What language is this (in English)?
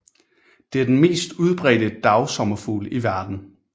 Danish